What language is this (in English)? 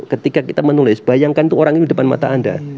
Indonesian